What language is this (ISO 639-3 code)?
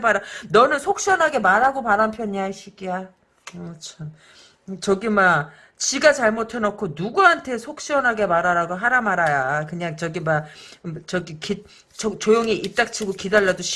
kor